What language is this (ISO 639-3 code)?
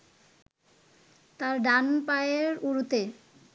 ben